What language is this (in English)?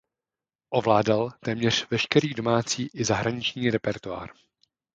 Czech